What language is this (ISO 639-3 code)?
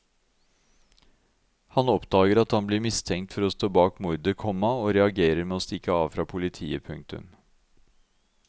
nor